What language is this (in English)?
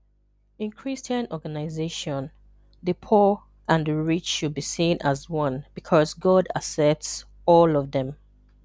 Igbo